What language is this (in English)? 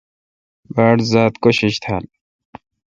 Kalkoti